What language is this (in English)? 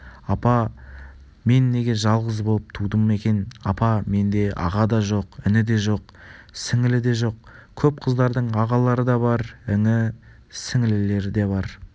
Kazakh